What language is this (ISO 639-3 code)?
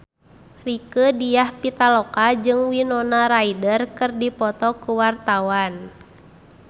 sun